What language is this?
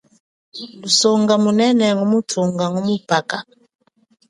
Chokwe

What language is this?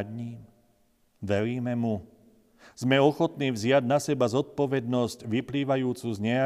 Slovak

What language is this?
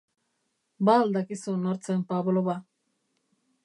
Basque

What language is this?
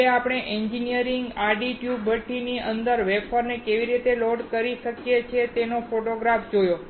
Gujarati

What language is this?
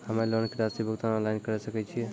Maithili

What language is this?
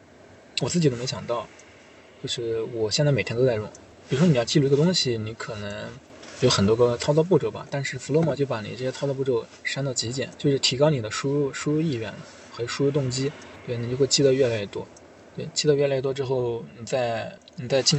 Chinese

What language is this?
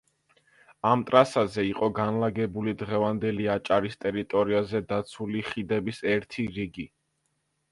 Georgian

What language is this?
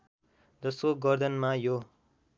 Nepali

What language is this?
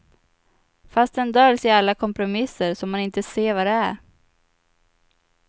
Swedish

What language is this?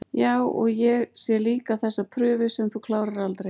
Icelandic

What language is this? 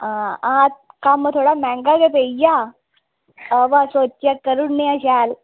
Dogri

